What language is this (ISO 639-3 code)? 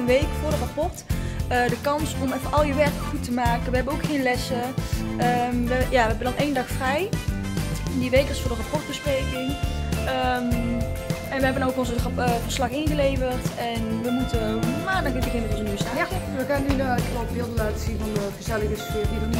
nld